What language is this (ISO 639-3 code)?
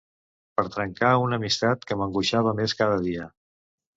cat